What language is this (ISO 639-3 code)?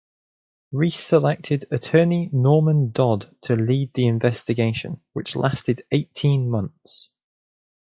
eng